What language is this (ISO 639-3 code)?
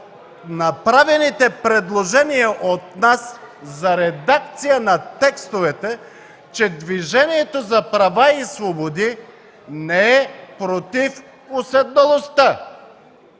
bul